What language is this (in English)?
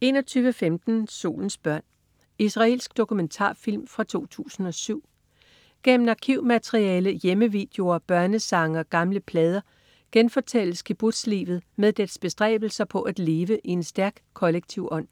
Danish